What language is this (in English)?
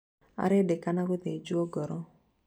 Kikuyu